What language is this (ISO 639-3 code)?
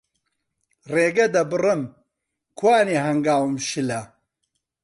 ckb